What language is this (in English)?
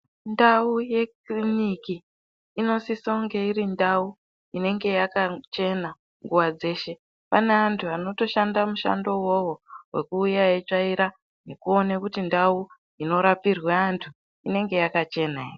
Ndau